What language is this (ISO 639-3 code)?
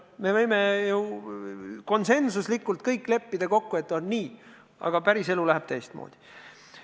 est